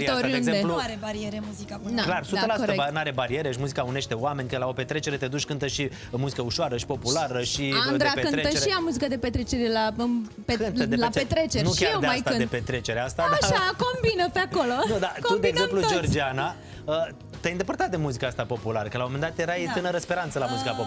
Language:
Romanian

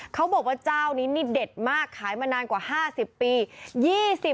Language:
Thai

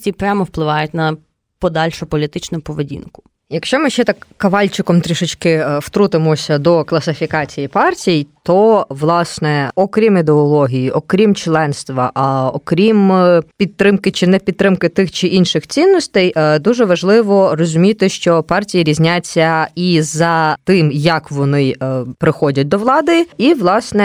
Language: Ukrainian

